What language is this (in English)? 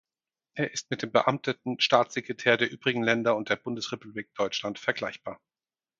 German